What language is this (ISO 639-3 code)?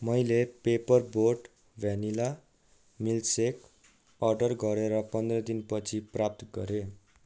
nep